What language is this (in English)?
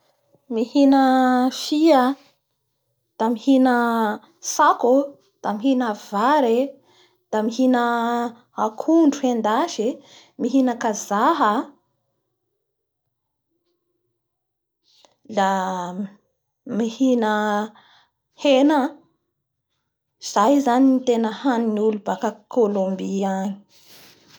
Bara Malagasy